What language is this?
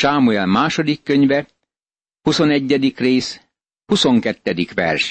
Hungarian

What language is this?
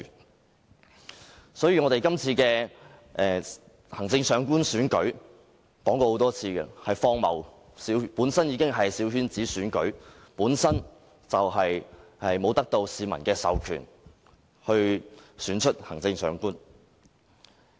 Cantonese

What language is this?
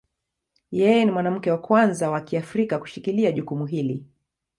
Swahili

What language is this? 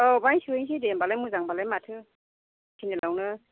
Bodo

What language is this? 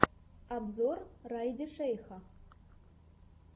Russian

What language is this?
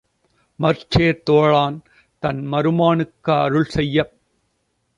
Tamil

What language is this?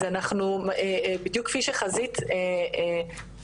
Hebrew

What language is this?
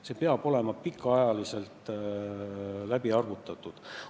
Estonian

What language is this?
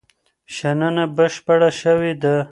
Pashto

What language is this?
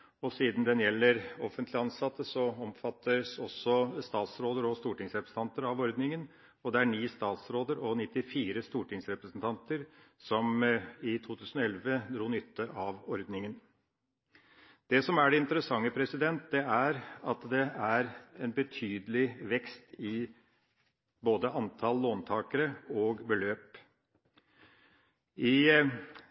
Norwegian Bokmål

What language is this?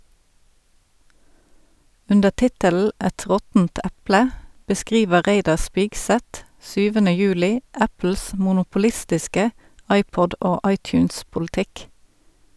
Norwegian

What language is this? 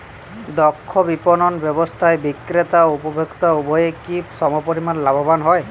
Bangla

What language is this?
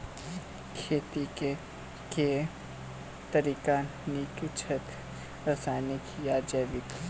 Maithili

